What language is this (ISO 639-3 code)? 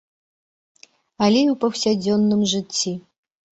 bel